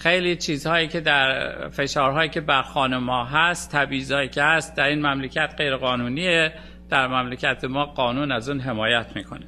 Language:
Persian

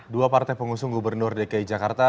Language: Indonesian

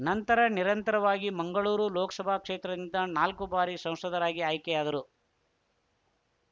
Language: Kannada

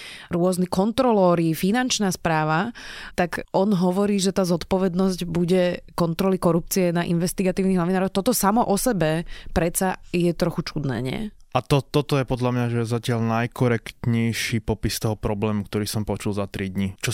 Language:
Slovak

